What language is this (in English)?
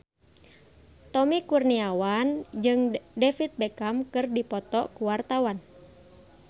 Sundanese